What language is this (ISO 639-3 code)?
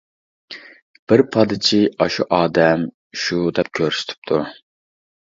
uig